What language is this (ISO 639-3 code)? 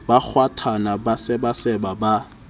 sot